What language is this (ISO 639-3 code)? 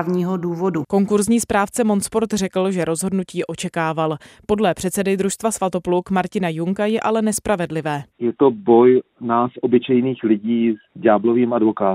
ces